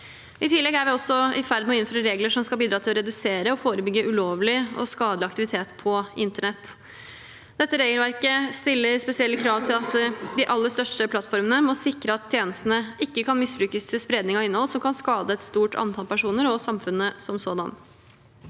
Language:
Norwegian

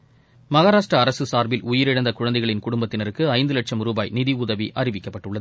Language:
Tamil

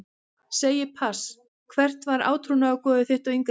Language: Icelandic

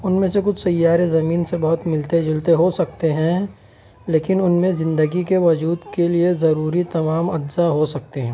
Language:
Urdu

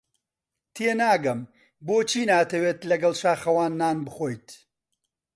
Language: Central Kurdish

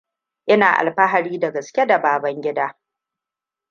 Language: Hausa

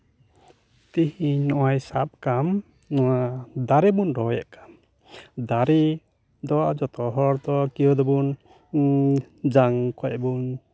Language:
Santali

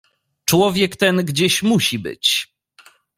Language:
Polish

